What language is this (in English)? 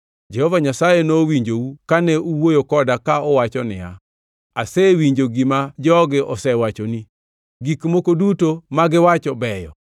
Luo (Kenya and Tanzania)